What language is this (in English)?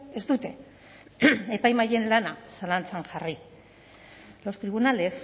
Basque